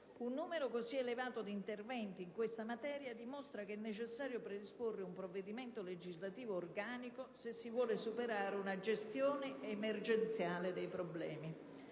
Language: Italian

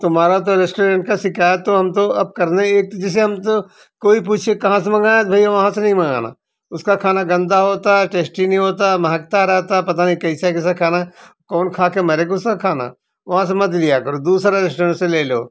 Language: Hindi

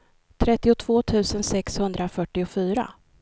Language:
Swedish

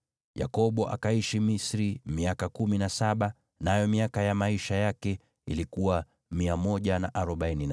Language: Swahili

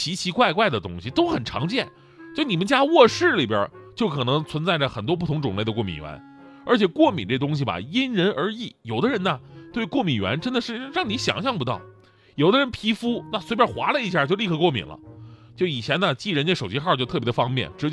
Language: Chinese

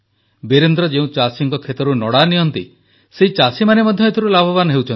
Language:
Odia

